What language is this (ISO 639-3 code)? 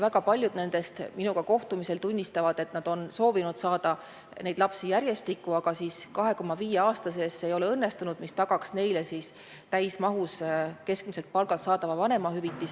est